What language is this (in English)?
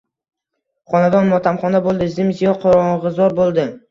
Uzbek